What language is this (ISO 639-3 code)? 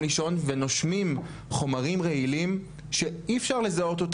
heb